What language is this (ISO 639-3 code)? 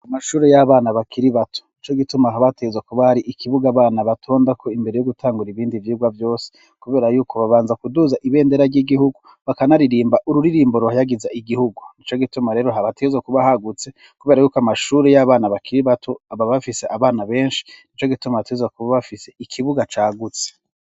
run